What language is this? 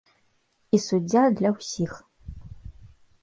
Belarusian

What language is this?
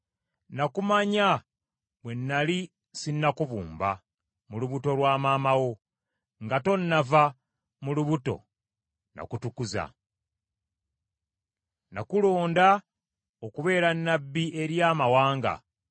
Ganda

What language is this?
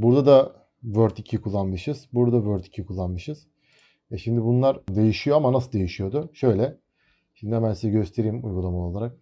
Turkish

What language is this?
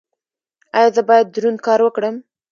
Pashto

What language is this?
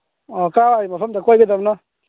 Manipuri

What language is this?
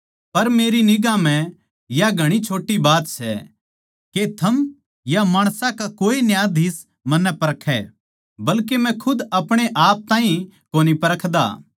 Haryanvi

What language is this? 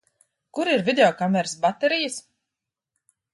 Latvian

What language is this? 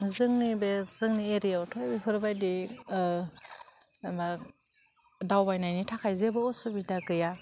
Bodo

